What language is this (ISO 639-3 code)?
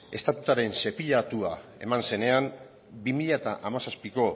eus